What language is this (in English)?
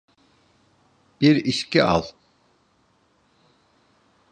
Turkish